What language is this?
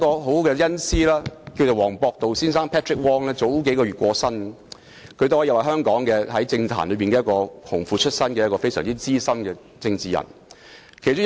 Cantonese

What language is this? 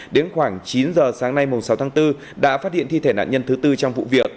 Vietnamese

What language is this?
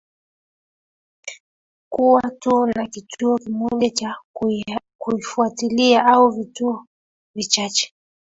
Swahili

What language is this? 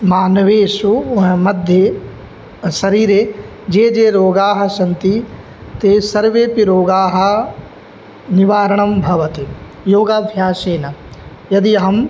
Sanskrit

